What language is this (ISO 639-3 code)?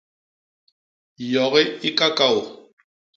bas